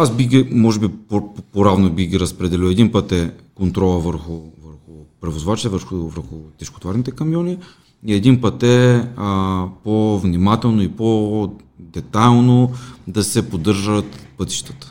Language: Bulgarian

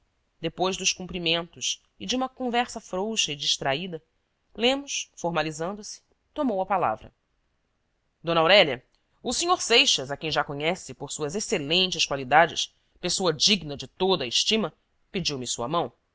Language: Portuguese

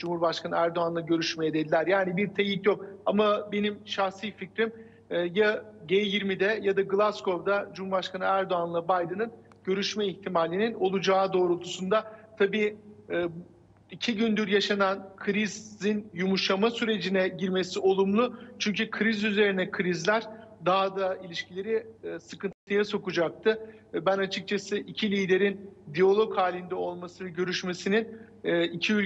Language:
Turkish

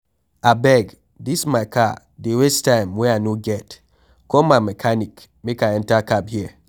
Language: Nigerian Pidgin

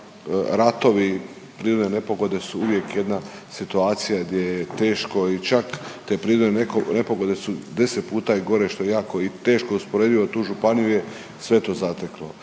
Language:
Croatian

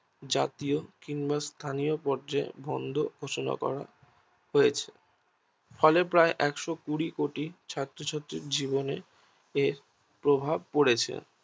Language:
Bangla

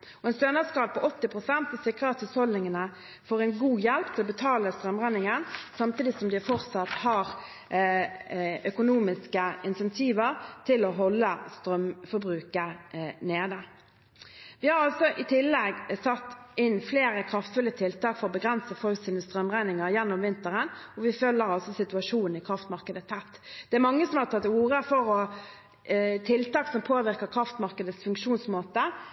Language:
Norwegian Bokmål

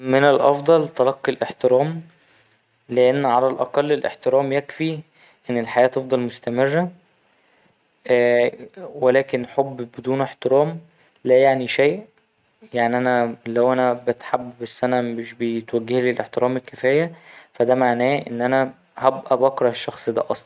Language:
Egyptian Arabic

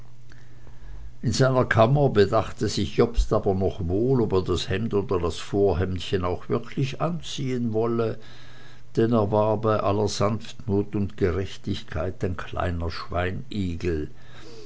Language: German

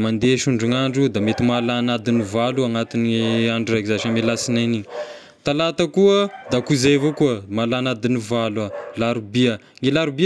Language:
Tesaka Malagasy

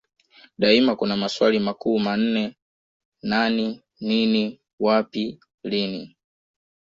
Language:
Swahili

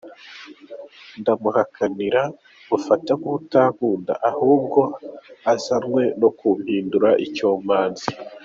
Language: Kinyarwanda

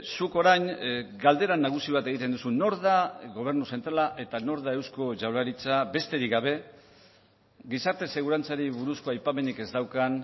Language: Basque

